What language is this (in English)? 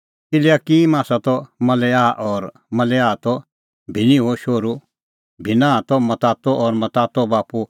Kullu Pahari